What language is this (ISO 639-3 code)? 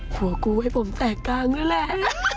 tha